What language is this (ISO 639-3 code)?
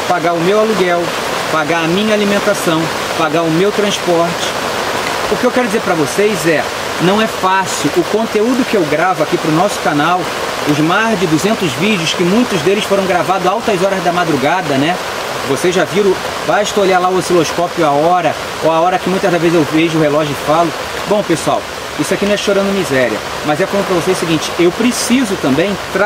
por